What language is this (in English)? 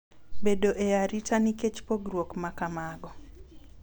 Luo (Kenya and Tanzania)